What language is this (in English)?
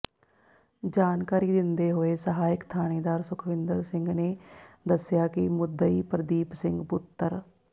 Punjabi